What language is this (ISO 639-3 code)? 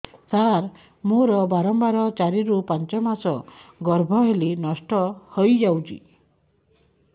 ori